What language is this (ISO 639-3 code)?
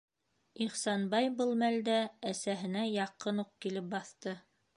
bak